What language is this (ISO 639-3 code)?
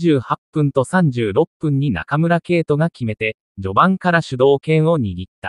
jpn